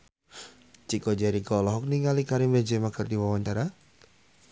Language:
Sundanese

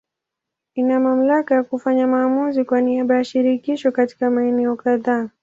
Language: Swahili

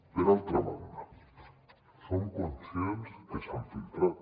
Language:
Catalan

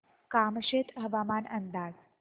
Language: Marathi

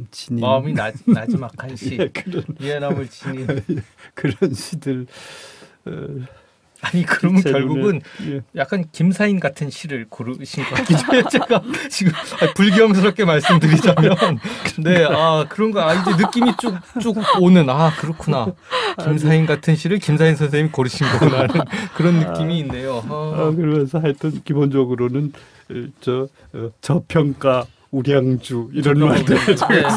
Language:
Korean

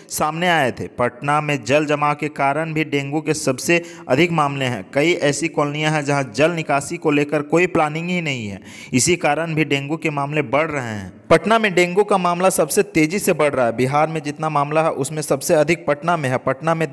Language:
Hindi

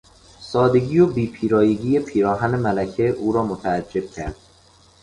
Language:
Persian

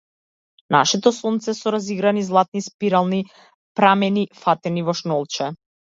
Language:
Macedonian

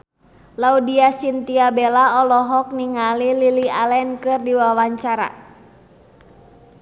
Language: Sundanese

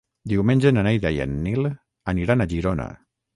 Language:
Catalan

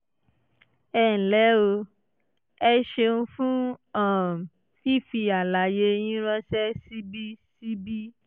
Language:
Yoruba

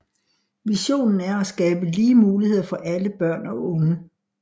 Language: Danish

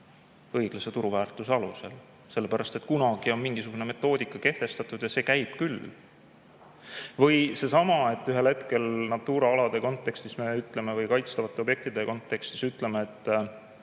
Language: Estonian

